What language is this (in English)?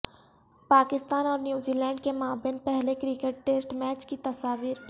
Urdu